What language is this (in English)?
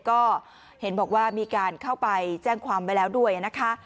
Thai